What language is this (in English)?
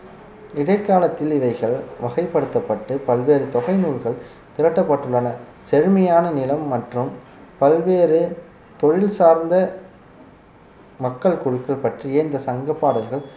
Tamil